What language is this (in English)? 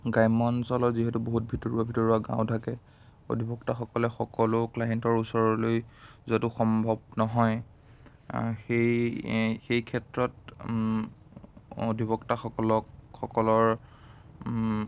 Assamese